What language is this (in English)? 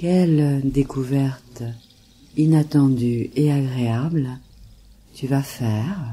French